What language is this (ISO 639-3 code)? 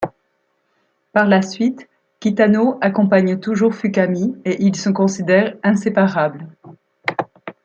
fra